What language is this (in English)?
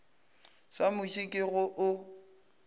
Northern Sotho